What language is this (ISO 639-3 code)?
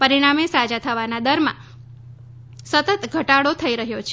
guj